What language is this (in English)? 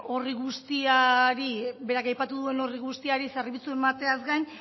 Basque